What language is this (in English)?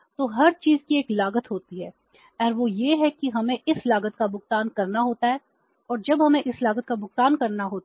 Hindi